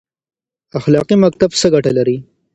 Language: Pashto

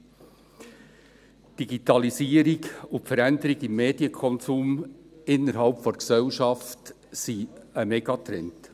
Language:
Swiss German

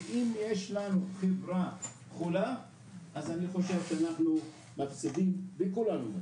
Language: Hebrew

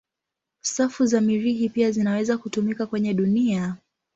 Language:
Swahili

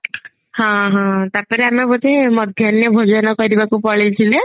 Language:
Odia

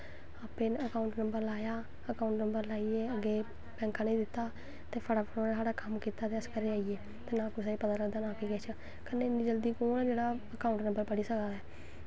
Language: Dogri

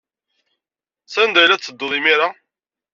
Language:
Kabyle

